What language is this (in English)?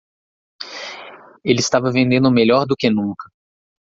Portuguese